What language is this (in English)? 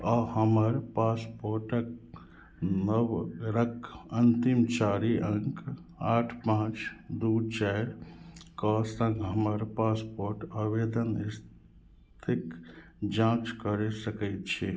Maithili